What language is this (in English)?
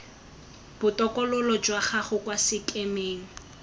Tswana